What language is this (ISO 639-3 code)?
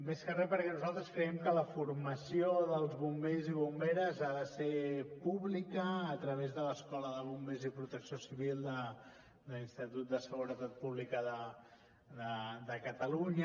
cat